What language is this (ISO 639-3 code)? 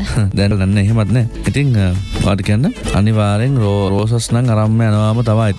ind